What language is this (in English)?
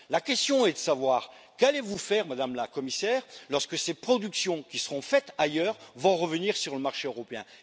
French